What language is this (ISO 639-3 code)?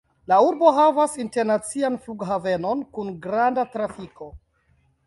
epo